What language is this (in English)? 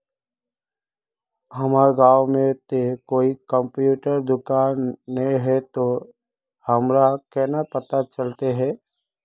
Magahi